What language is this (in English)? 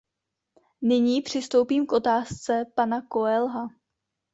Czech